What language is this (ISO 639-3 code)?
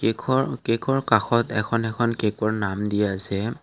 asm